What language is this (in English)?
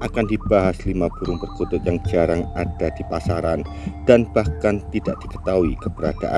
Indonesian